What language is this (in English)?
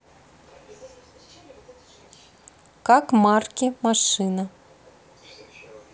Russian